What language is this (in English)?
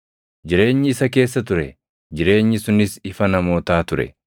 Oromo